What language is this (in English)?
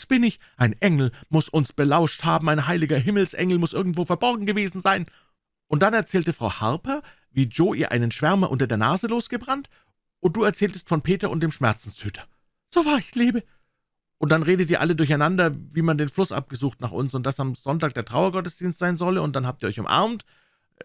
German